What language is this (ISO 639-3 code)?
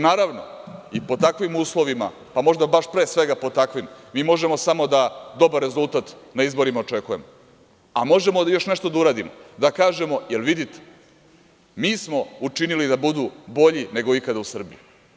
srp